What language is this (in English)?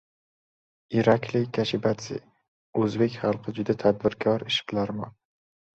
Uzbek